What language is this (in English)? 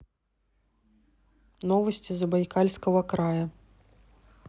Russian